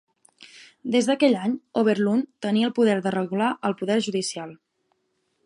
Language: Catalan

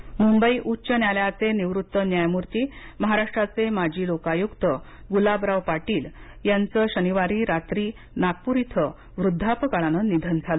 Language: Marathi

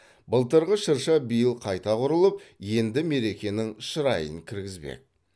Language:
Kazakh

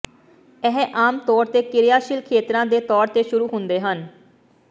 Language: Punjabi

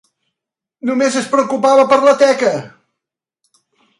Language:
Catalan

